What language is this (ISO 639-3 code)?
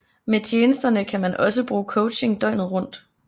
dan